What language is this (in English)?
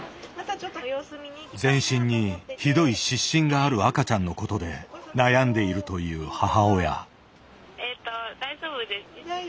Japanese